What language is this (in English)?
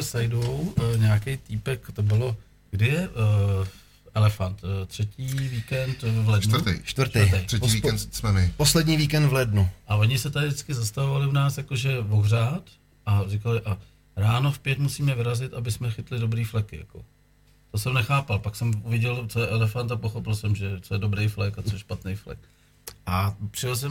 Czech